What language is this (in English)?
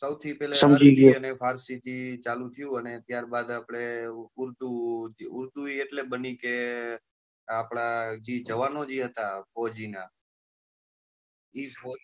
Gujarati